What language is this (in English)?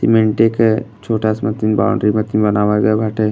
Bhojpuri